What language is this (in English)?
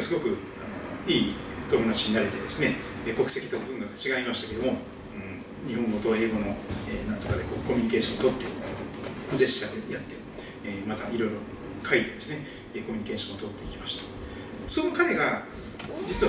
Japanese